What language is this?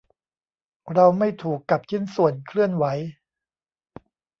Thai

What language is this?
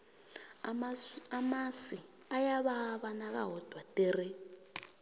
South Ndebele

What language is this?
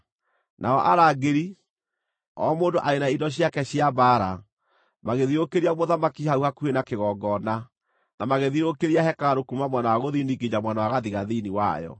Kikuyu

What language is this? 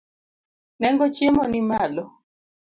Luo (Kenya and Tanzania)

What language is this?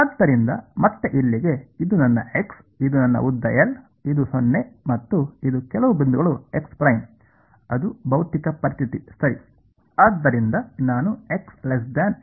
Kannada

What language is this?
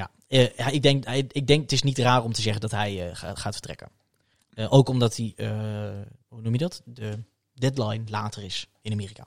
Dutch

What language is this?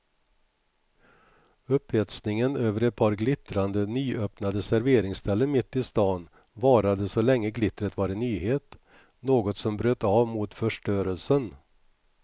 Swedish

